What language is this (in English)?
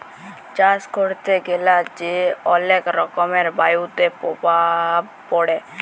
Bangla